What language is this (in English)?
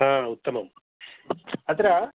Sanskrit